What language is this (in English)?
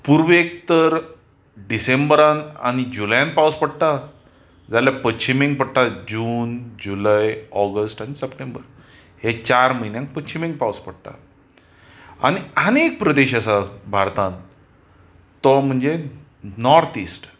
Konkani